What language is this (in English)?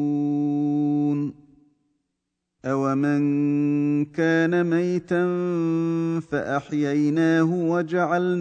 Arabic